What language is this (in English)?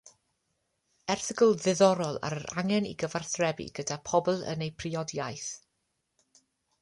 Welsh